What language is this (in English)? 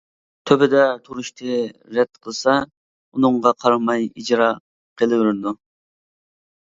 Uyghur